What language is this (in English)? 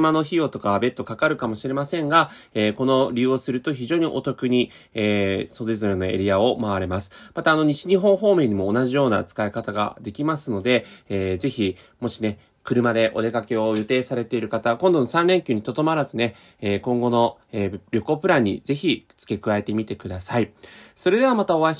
Japanese